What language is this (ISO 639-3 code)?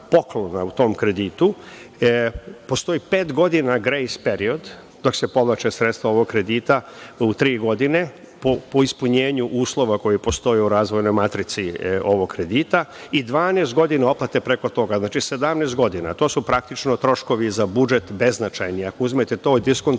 srp